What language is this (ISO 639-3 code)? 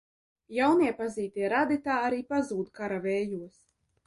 lav